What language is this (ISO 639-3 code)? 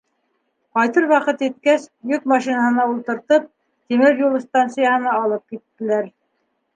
bak